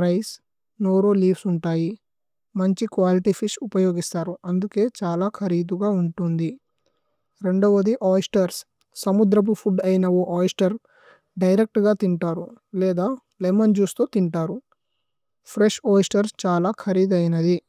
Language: Tulu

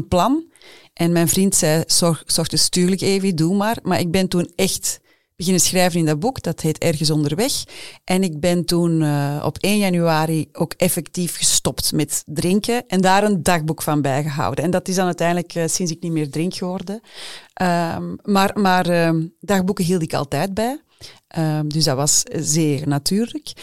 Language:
Dutch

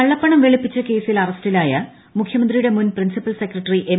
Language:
Malayalam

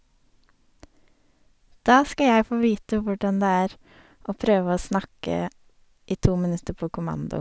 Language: Norwegian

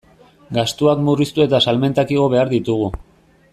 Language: Basque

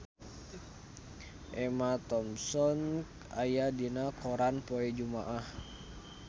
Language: Sundanese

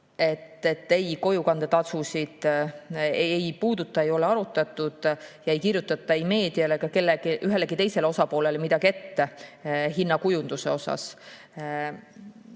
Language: Estonian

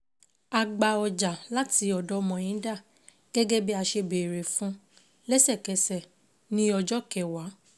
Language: Yoruba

